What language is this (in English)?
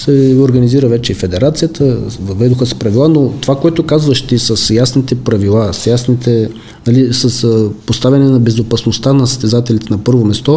Bulgarian